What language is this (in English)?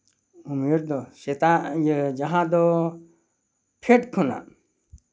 Santali